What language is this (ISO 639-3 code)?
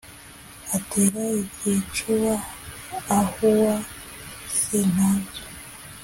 kin